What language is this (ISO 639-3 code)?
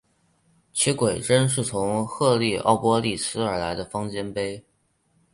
zho